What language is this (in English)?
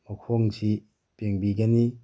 Manipuri